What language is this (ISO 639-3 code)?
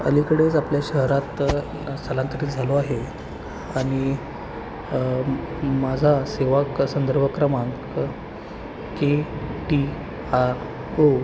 mar